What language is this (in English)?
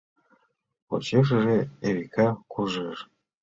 Mari